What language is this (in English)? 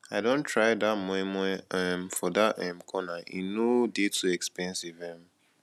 Nigerian Pidgin